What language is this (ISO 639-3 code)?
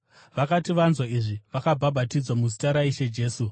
sna